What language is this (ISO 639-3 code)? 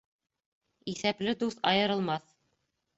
bak